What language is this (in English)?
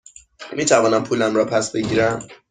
Persian